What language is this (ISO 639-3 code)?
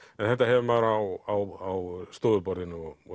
isl